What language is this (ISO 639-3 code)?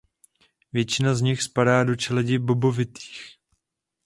ces